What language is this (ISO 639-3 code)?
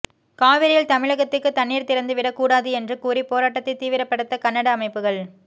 tam